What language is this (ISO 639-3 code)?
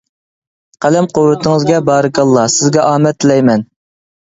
uig